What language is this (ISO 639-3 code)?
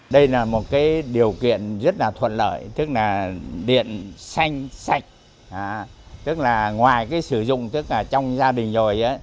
vie